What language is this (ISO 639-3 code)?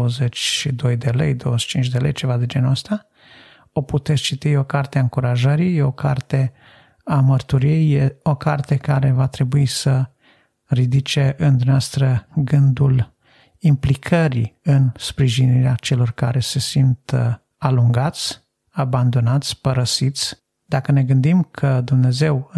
ron